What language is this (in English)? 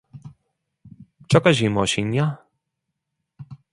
Korean